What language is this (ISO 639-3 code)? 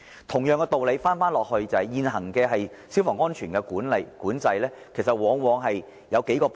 yue